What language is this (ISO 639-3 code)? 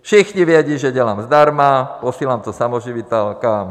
ces